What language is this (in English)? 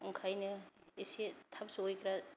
Bodo